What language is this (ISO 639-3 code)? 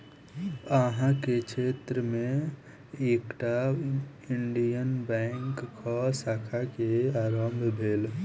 mai